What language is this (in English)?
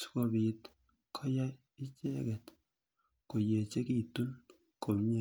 Kalenjin